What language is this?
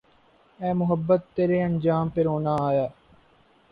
Urdu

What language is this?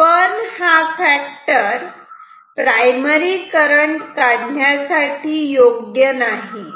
Marathi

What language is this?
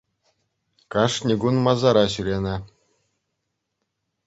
Chuvash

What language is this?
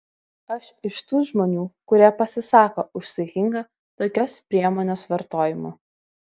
Lithuanian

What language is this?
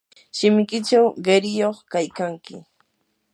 Yanahuanca Pasco Quechua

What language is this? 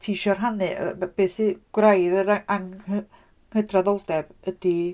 Welsh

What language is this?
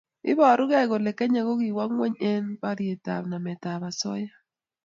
Kalenjin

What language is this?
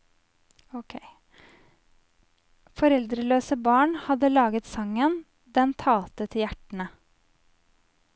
Norwegian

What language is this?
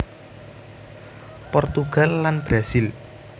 Javanese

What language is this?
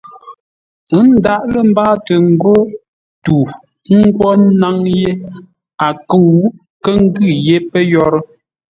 Ngombale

